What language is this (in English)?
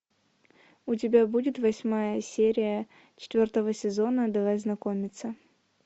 Russian